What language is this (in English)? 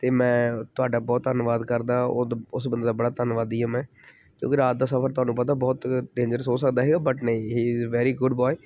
Punjabi